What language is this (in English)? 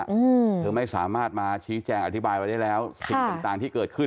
Thai